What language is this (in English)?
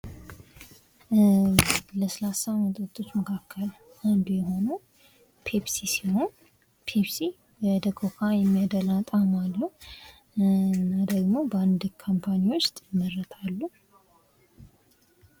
Amharic